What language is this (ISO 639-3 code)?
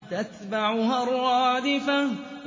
ara